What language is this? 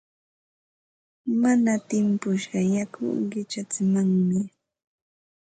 Ambo-Pasco Quechua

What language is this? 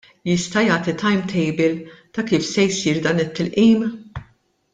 Maltese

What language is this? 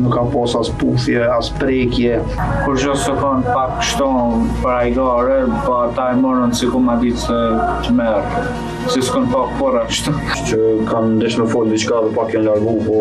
Romanian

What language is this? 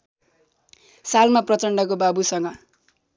Nepali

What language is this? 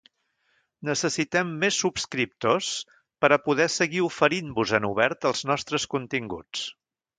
Catalan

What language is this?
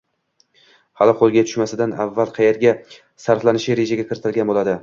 Uzbek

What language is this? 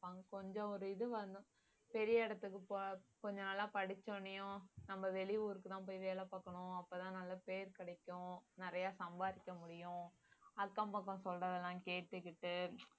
Tamil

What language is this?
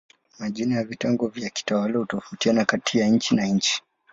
Swahili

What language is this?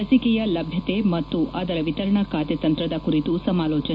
Kannada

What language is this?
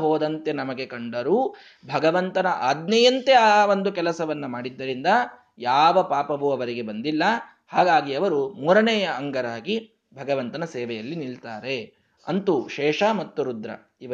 Kannada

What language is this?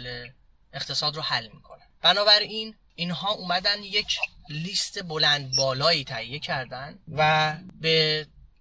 Persian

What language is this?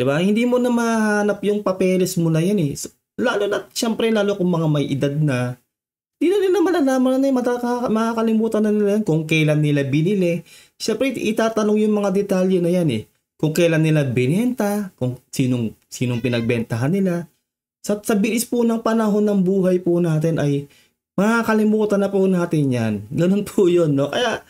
Filipino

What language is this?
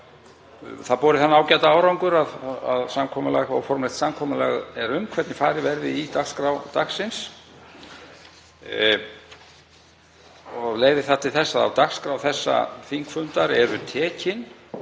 Icelandic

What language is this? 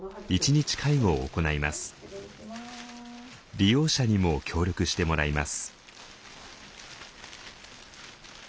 Japanese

